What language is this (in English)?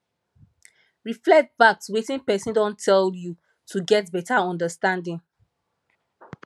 Nigerian Pidgin